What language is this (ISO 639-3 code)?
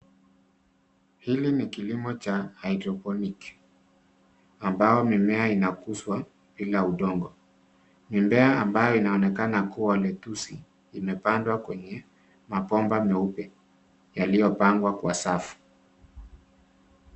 swa